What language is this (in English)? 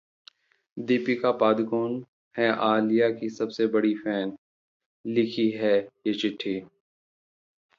Hindi